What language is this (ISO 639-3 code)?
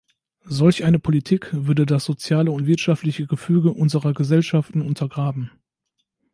deu